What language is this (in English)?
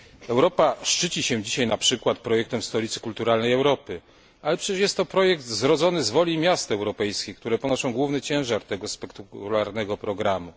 Polish